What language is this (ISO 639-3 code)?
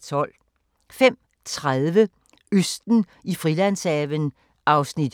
dan